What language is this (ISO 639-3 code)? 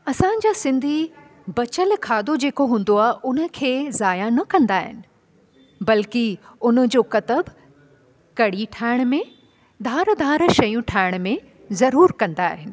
snd